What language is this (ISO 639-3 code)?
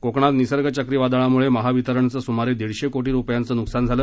mar